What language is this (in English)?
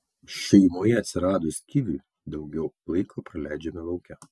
Lithuanian